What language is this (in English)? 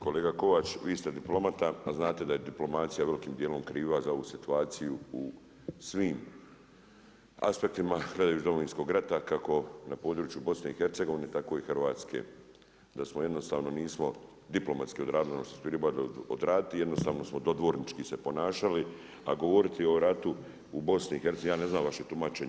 Croatian